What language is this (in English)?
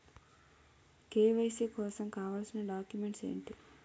Telugu